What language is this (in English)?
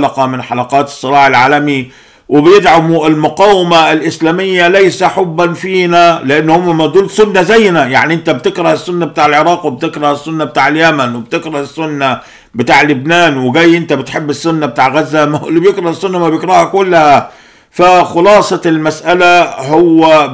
Arabic